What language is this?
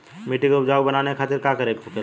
Bhojpuri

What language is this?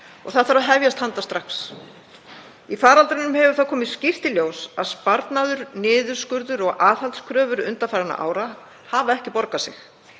Icelandic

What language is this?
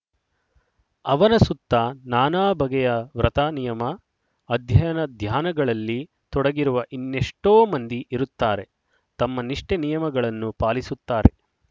Kannada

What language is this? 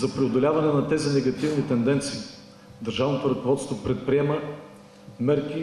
Bulgarian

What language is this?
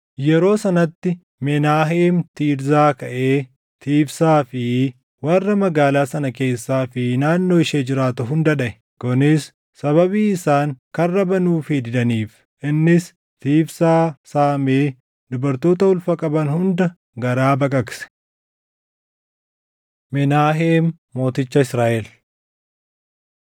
Oromo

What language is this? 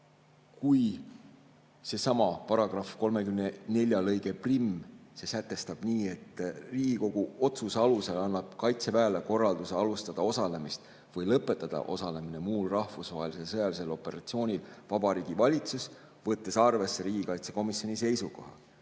Estonian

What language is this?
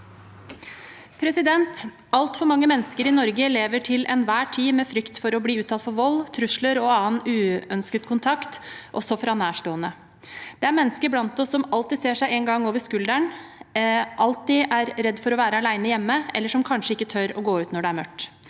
Norwegian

